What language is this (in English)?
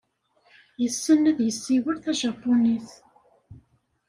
Kabyle